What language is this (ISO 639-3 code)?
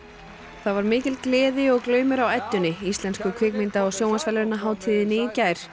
isl